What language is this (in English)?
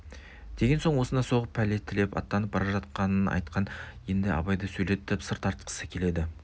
Kazakh